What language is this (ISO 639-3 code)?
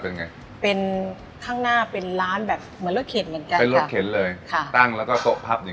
tha